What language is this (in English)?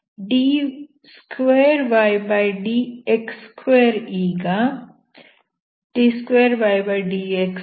Kannada